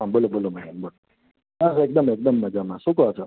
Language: Gujarati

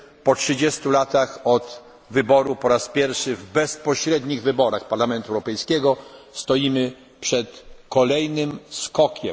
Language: Polish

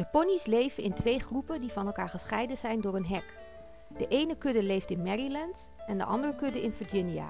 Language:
Dutch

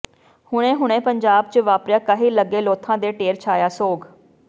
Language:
Punjabi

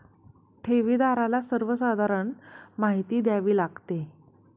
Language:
Marathi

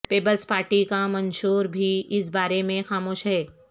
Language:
Urdu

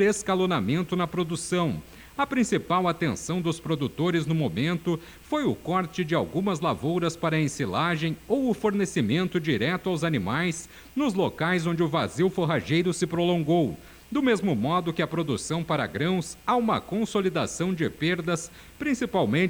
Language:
Portuguese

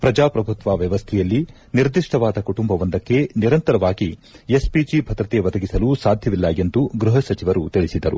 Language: Kannada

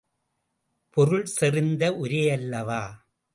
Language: Tamil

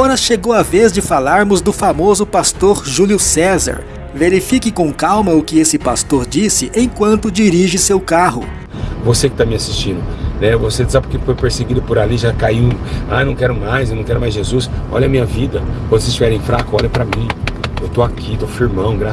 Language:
Portuguese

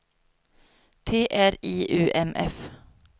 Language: Swedish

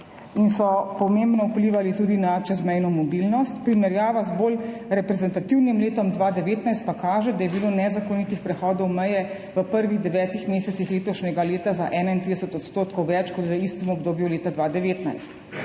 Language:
Slovenian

